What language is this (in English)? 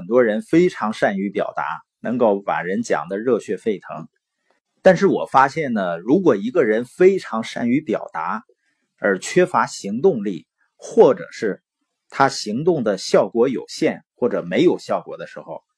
Chinese